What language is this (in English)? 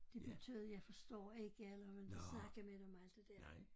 Danish